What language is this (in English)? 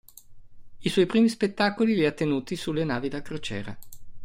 Italian